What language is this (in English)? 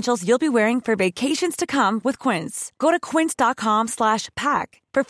Filipino